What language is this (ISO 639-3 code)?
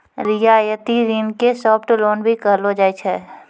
mai